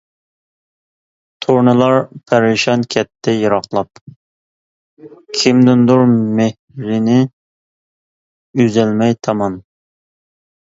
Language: Uyghur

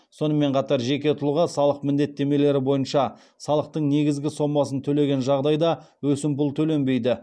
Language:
Kazakh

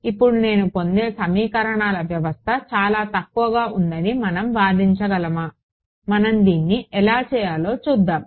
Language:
Telugu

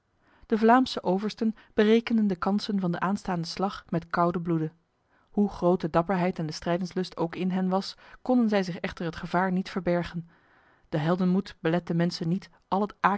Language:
Dutch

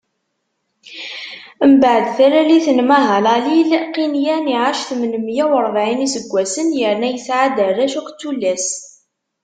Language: Kabyle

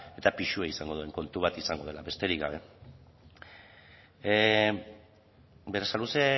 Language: Basque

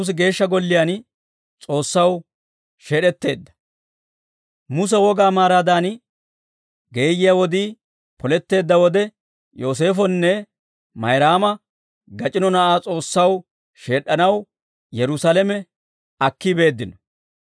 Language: Dawro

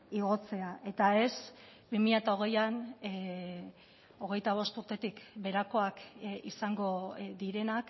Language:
Basque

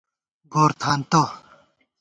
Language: Gawar-Bati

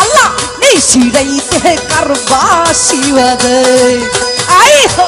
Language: Hindi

